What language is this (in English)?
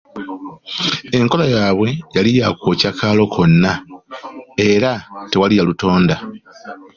Ganda